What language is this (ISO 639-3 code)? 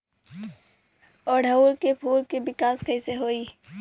bho